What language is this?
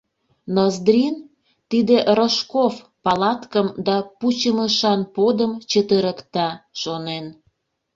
Mari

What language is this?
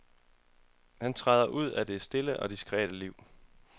Danish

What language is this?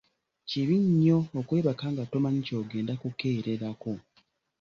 Ganda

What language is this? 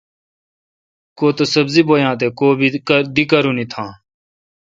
Kalkoti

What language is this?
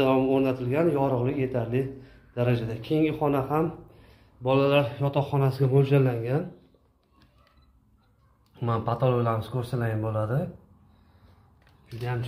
Turkish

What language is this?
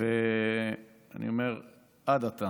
Hebrew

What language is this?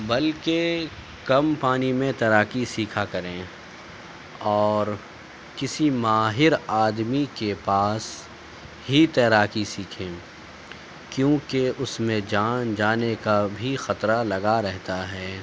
Urdu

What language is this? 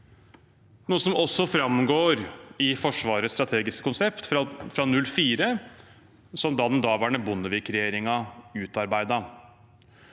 Norwegian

